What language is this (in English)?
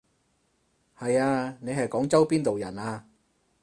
Cantonese